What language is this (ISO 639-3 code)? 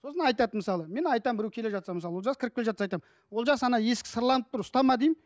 kaz